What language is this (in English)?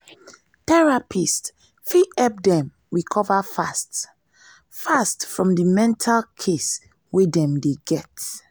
Nigerian Pidgin